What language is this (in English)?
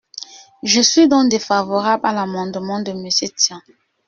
French